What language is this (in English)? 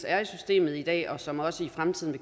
Danish